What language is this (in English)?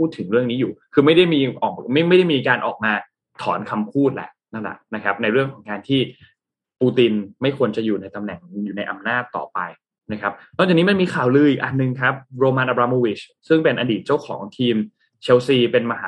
Thai